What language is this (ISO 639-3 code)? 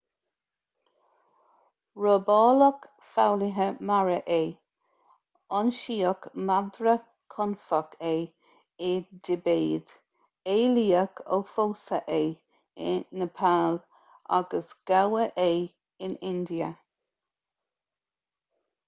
gle